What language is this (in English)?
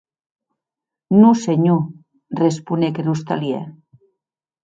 Occitan